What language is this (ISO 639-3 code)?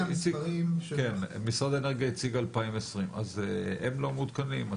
heb